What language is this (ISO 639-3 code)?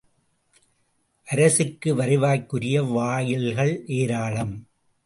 tam